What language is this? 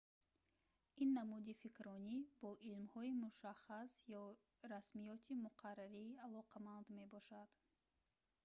Tajik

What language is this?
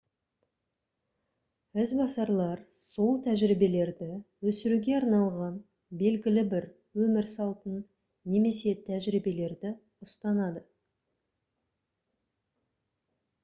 Kazakh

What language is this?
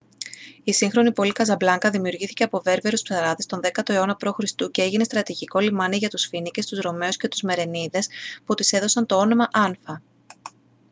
Greek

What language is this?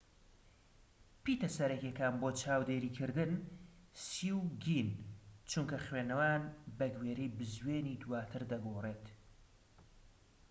Central Kurdish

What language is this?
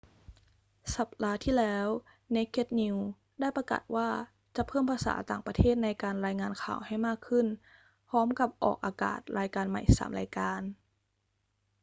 Thai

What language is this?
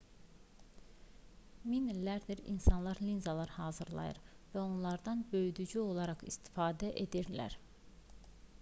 Azerbaijani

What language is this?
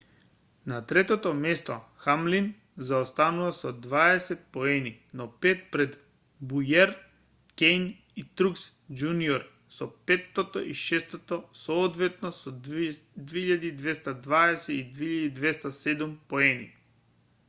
Macedonian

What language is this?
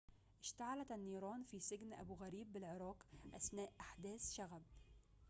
Arabic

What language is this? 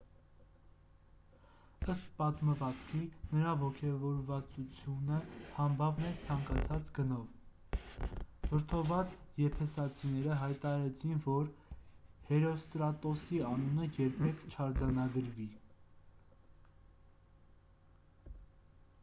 Armenian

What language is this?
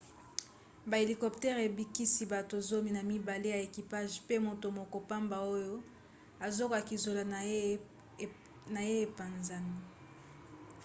Lingala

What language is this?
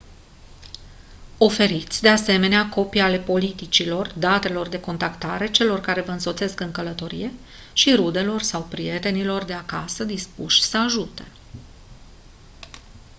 Romanian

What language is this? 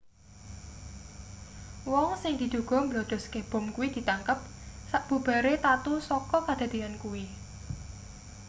Javanese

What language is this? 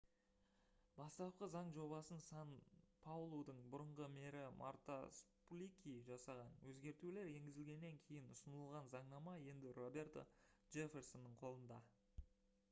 Kazakh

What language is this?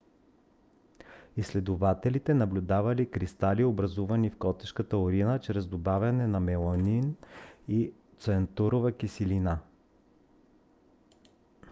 Bulgarian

